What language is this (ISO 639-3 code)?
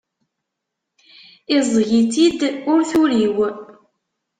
kab